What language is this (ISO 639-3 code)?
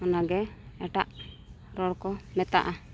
sat